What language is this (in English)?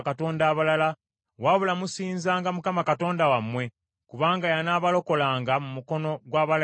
Ganda